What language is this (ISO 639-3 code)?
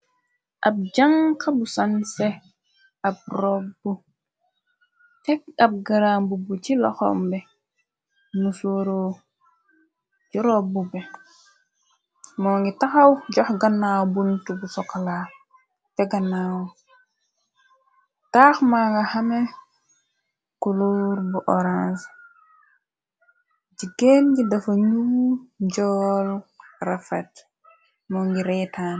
wol